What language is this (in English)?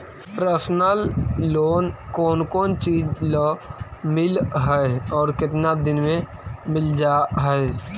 Magahi